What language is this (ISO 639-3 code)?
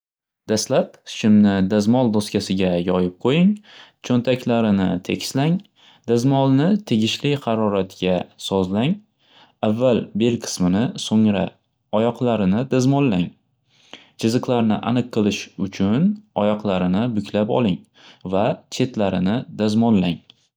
uzb